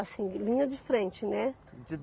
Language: Portuguese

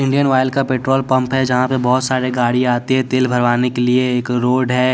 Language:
Hindi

